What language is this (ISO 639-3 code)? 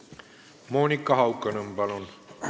est